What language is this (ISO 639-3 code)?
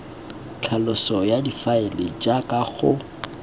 tsn